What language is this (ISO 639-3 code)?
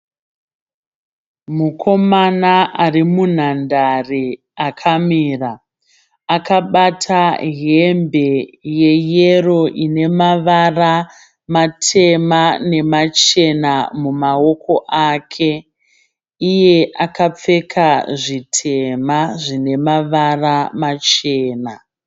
sna